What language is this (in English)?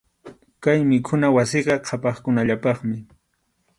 Arequipa-La Unión Quechua